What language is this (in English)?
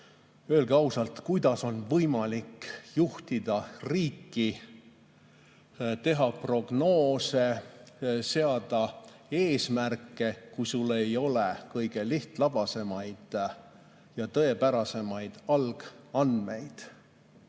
Estonian